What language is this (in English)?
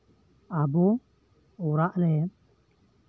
Santali